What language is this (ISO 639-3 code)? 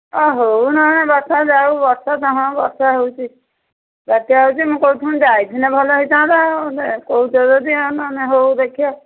ori